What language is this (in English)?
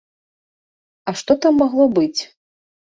Belarusian